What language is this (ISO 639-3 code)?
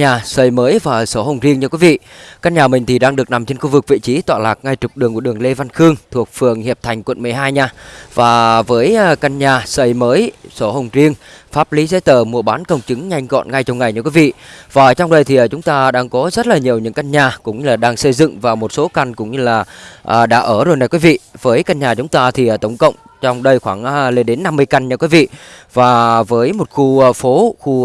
vie